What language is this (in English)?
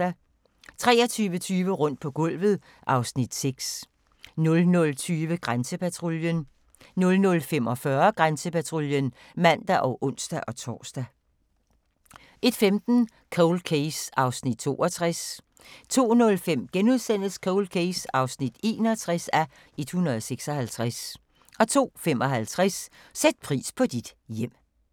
Danish